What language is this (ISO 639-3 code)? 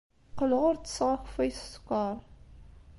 kab